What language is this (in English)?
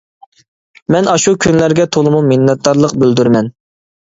Uyghur